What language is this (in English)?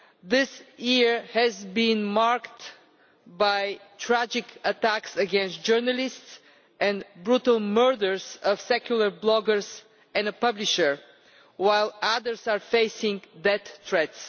English